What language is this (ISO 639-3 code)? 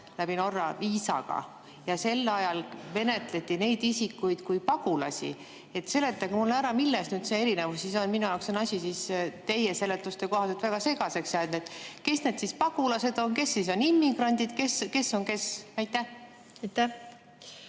est